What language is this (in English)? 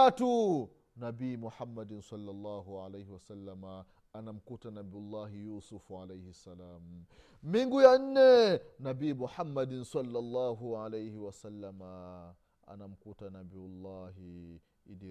Swahili